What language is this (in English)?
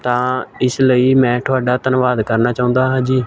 Punjabi